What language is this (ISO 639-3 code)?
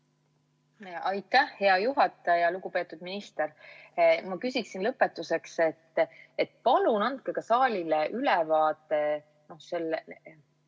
est